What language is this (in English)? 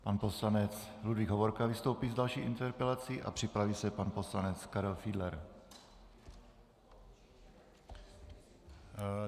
Czech